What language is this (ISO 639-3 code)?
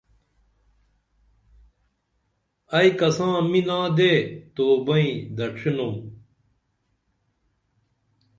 dml